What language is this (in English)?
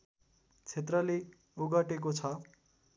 Nepali